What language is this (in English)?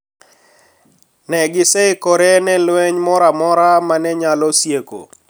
Luo (Kenya and Tanzania)